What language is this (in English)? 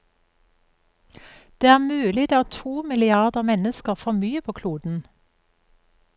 Norwegian